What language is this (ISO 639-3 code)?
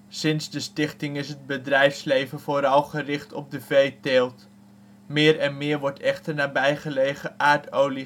nld